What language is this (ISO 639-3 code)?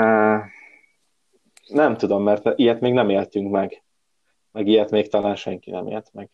hun